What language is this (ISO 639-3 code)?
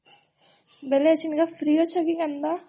ori